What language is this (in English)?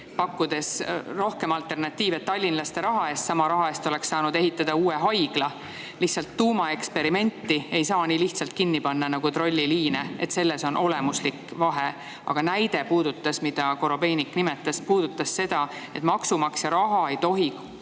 Estonian